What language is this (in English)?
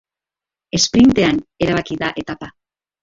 Basque